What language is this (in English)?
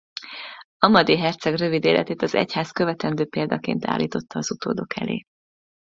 Hungarian